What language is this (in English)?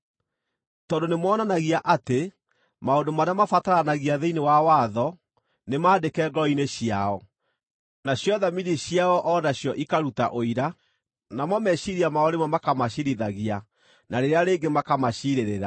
Kikuyu